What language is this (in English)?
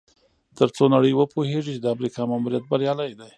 Pashto